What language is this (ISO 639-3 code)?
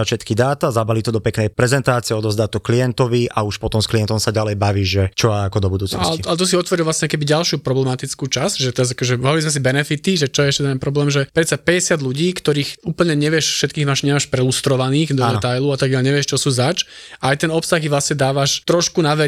slk